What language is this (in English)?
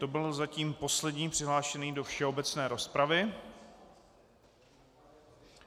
Czech